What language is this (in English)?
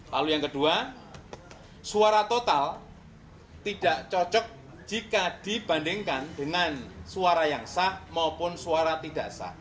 Indonesian